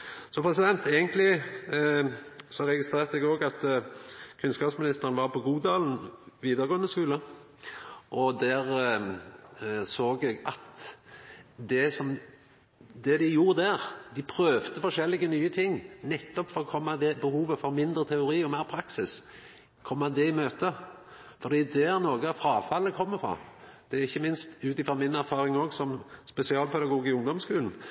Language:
Norwegian Nynorsk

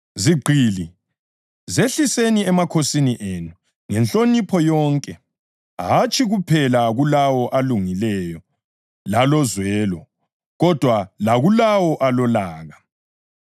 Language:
North Ndebele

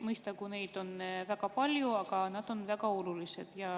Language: Estonian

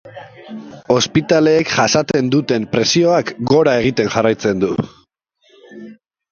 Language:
Basque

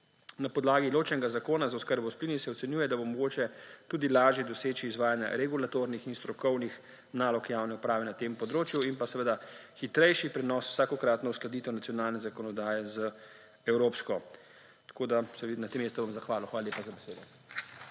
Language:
Slovenian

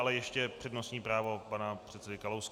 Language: Czech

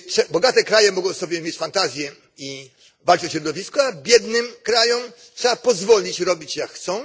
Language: Polish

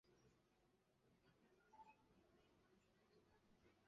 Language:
Chinese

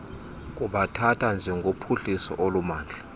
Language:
Xhosa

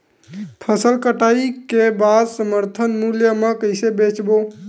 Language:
Chhattisgarhi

